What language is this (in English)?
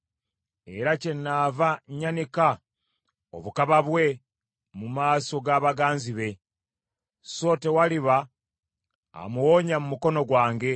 Ganda